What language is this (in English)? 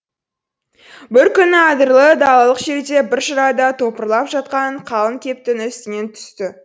Kazakh